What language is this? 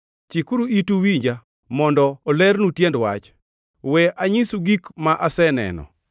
Luo (Kenya and Tanzania)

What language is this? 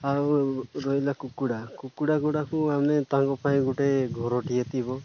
Odia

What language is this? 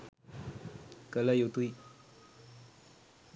Sinhala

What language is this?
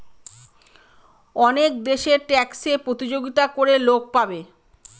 Bangla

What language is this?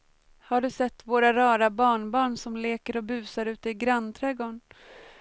Swedish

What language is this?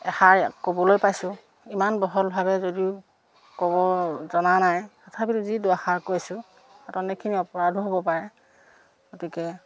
Assamese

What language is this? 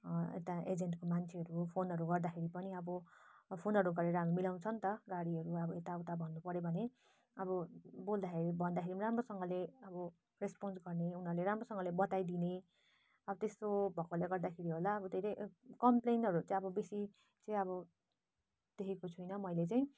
Nepali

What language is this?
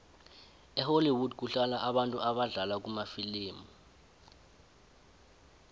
South Ndebele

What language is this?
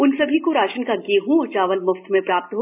Hindi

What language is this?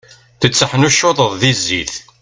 Kabyle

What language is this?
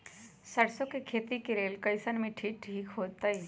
Magahi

